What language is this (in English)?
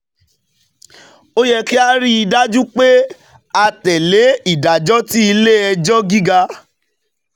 Yoruba